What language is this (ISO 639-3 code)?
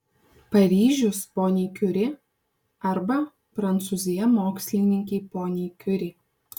lit